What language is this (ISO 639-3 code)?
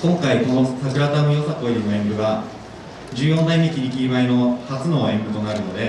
jpn